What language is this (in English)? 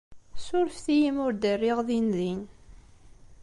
Kabyle